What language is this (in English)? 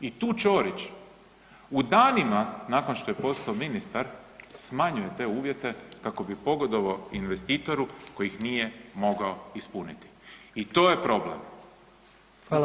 Croatian